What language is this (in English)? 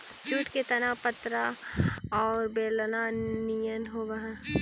Magahi